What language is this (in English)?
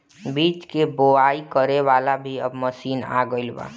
Bhojpuri